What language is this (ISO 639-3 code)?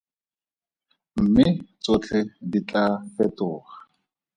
tsn